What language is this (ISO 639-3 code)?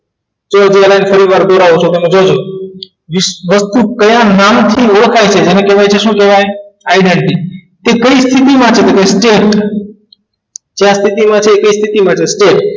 guj